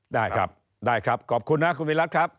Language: Thai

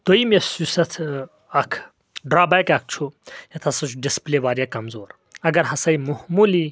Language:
Kashmiri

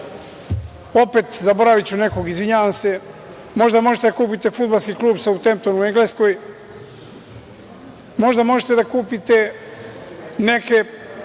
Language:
Serbian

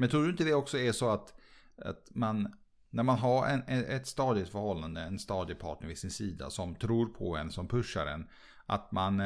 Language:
Swedish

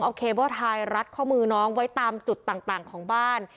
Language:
Thai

